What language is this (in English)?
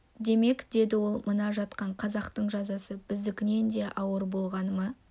Kazakh